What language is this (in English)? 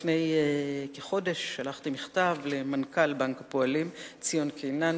Hebrew